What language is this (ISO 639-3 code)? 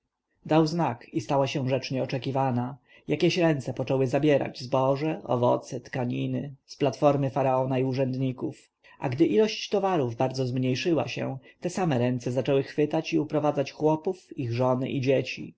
pol